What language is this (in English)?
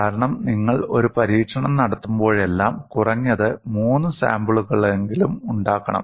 Malayalam